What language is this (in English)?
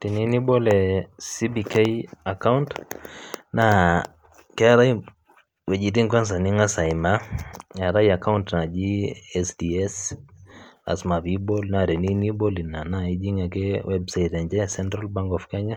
Masai